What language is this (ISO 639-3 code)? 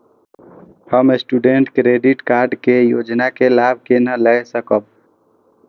mai